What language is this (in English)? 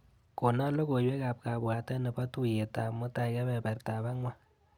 Kalenjin